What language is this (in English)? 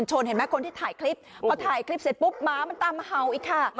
Thai